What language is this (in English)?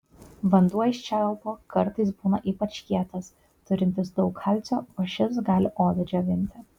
Lithuanian